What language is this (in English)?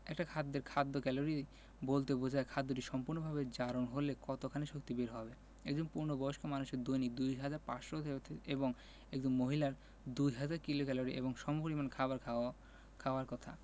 Bangla